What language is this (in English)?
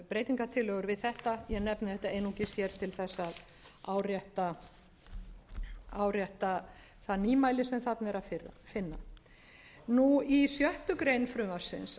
Icelandic